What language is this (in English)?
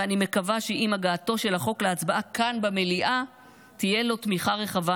Hebrew